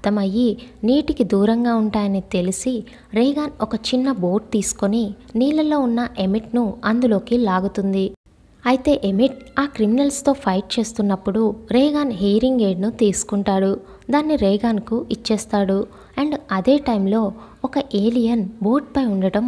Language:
Thai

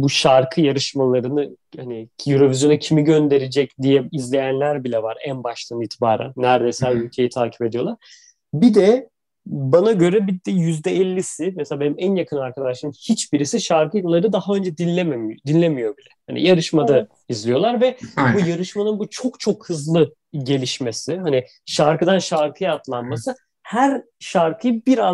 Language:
Turkish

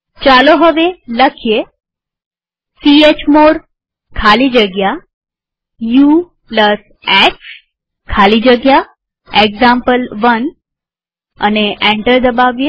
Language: Gujarati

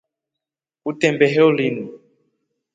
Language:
Rombo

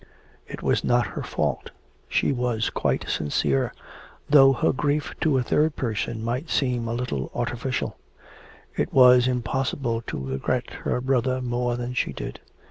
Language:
English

